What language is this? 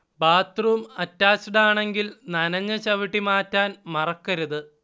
Malayalam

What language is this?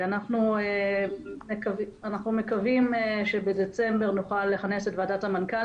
Hebrew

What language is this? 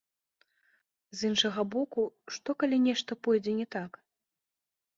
Belarusian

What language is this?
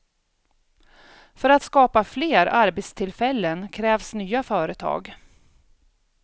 Swedish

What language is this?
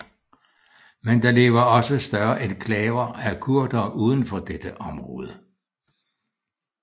Danish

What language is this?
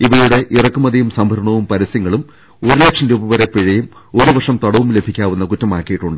Malayalam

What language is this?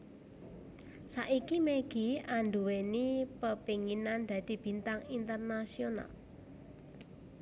Javanese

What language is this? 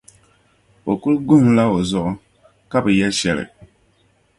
Dagbani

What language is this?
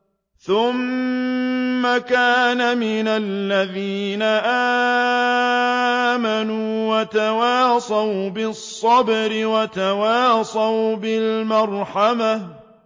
Arabic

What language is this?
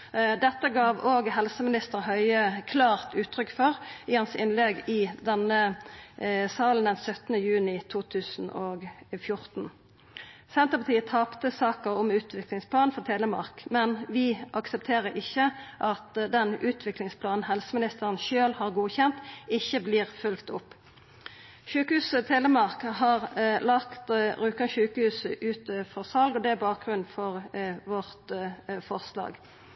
Norwegian Nynorsk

